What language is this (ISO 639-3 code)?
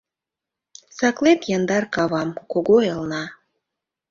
chm